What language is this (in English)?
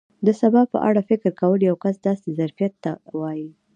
Pashto